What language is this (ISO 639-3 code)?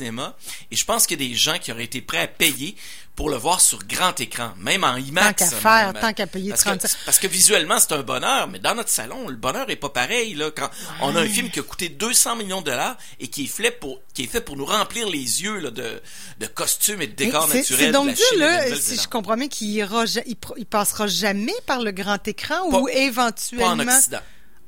fra